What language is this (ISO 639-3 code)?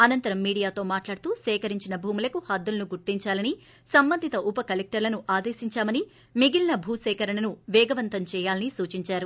tel